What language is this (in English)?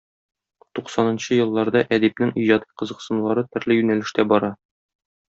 Tatar